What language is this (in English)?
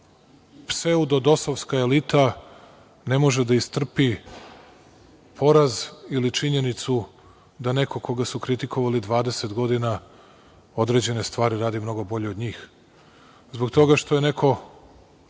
Serbian